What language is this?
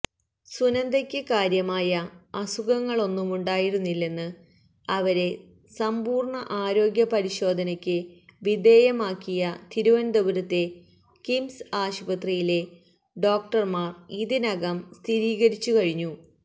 Malayalam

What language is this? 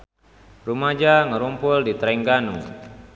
Sundanese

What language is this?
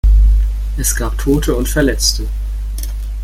German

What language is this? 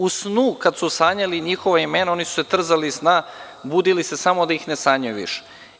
Serbian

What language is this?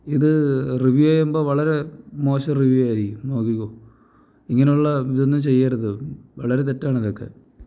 Malayalam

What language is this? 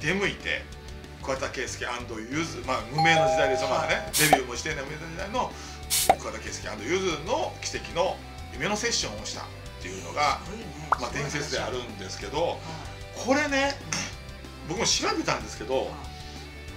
Japanese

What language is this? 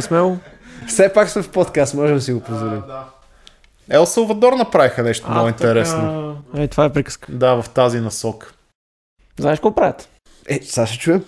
Bulgarian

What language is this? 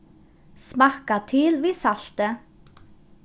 Faroese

